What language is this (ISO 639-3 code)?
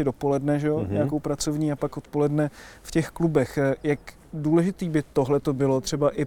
ces